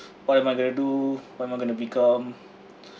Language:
English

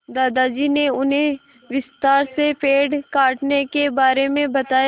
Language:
Hindi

